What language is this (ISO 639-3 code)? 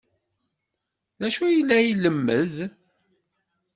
kab